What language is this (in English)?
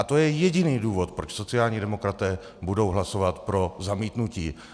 Czech